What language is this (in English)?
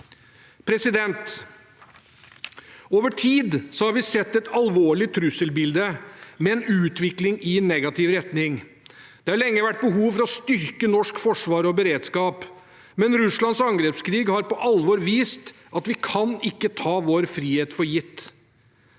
Norwegian